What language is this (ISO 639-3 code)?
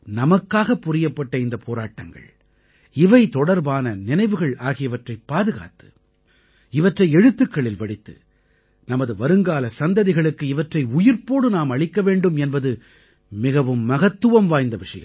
tam